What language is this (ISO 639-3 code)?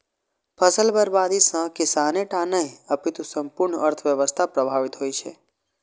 mai